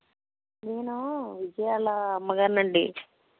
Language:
Telugu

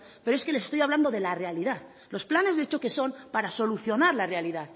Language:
Spanish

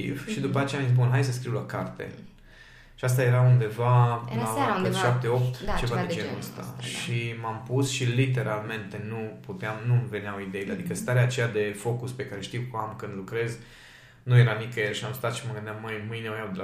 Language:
Romanian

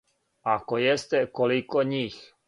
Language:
Serbian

